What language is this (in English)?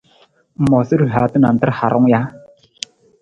Nawdm